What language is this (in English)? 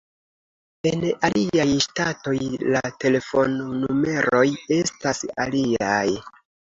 Esperanto